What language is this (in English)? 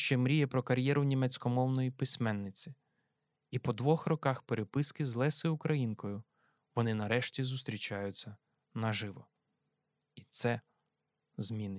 Ukrainian